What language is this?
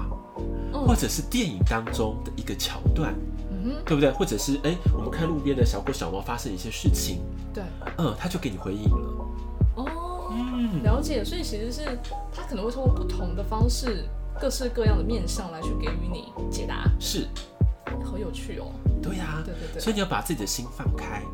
Chinese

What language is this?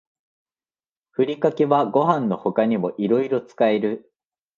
Japanese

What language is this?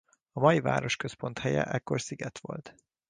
Hungarian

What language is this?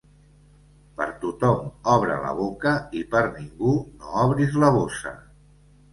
Catalan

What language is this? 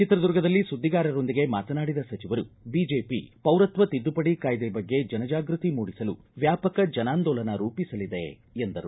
Kannada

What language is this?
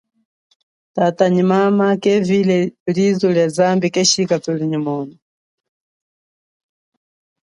Chokwe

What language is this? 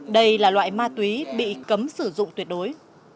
Vietnamese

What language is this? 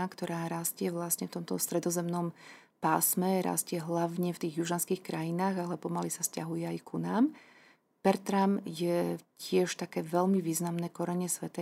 Slovak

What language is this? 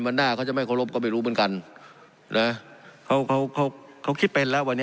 Thai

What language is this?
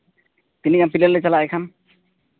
Santali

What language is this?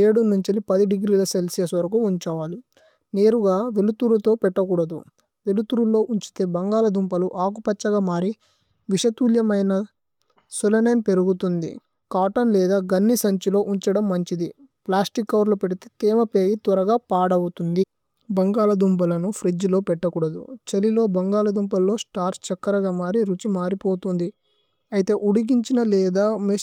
Tulu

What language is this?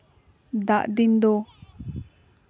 Santali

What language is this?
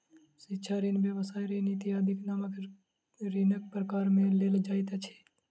Maithili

